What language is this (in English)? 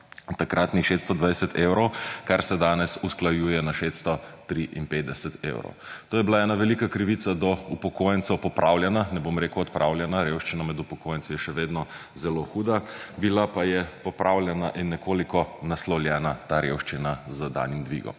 Slovenian